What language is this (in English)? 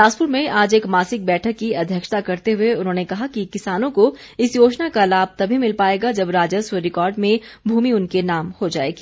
Hindi